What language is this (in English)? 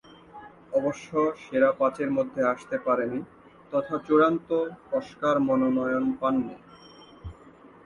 Bangla